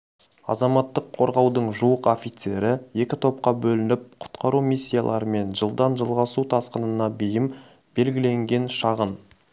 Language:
Kazakh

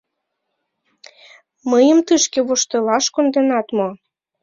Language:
Mari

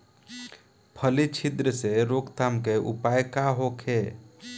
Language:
Bhojpuri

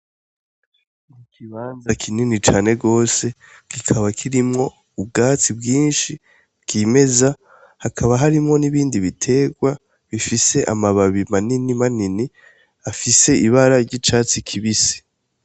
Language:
Rundi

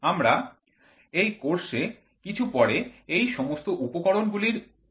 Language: Bangla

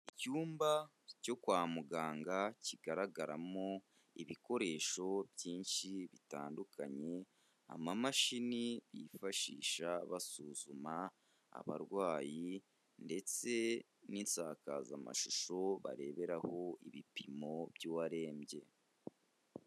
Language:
Kinyarwanda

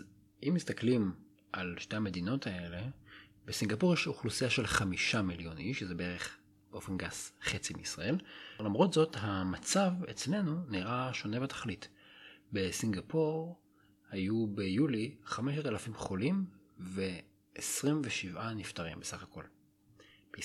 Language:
Hebrew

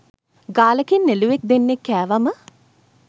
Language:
Sinhala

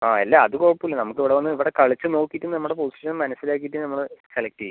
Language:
Malayalam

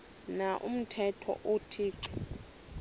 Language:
Xhosa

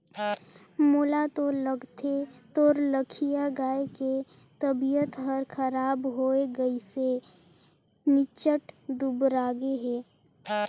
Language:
Chhattisgarhi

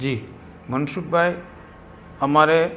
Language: Gujarati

